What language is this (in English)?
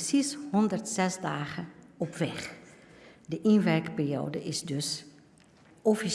Dutch